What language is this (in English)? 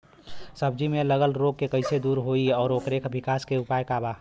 Bhojpuri